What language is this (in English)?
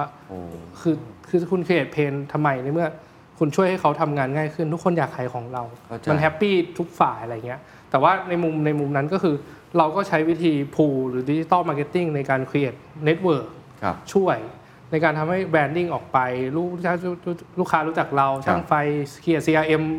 Thai